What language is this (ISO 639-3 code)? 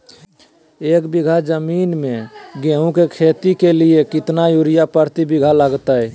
mag